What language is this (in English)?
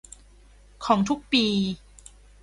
Thai